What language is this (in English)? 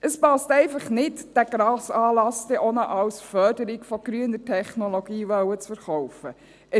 Swiss German